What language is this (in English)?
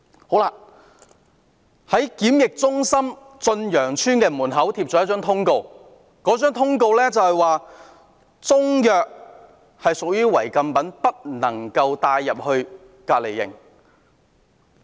Cantonese